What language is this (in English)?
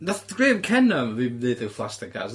Welsh